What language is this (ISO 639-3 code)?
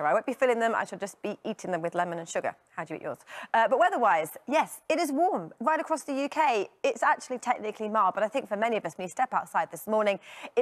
eng